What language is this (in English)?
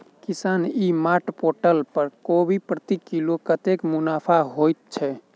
Maithili